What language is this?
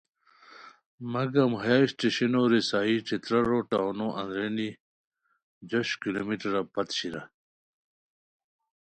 Khowar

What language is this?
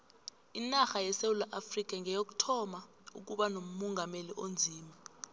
South Ndebele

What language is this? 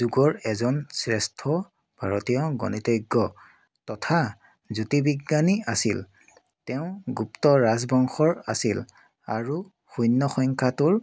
Assamese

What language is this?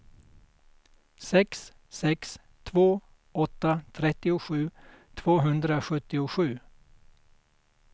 Swedish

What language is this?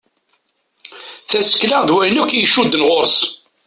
Kabyle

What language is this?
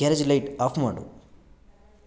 Kannada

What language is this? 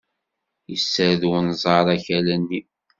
Kabyle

